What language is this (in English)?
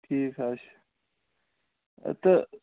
Kashmiri